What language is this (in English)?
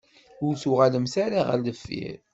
Kabyle